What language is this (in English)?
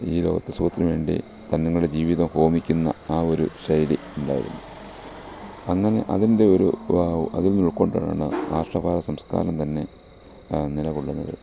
Malayalam